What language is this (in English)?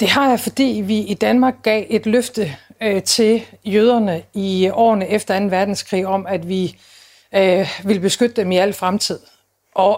Danish